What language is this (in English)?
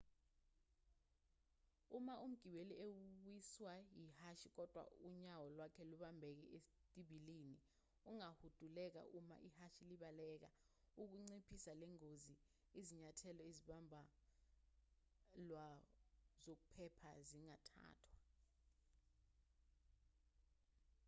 Zulu